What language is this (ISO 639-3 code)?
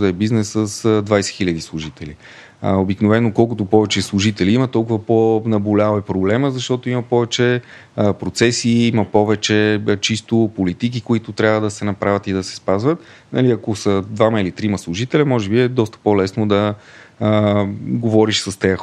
bul